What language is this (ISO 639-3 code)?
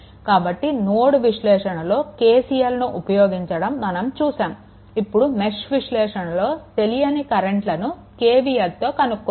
tel